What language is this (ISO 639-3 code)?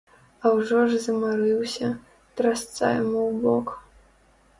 bel